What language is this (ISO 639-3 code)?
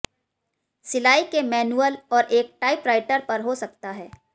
hin